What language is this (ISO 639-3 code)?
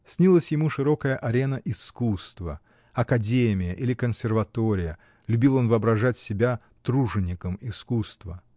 rus